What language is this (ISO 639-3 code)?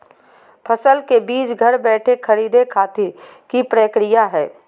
mag